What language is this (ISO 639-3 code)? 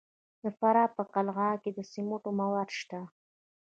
pus